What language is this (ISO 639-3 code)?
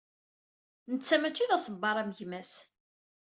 kab